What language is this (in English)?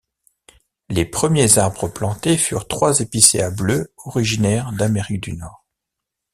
French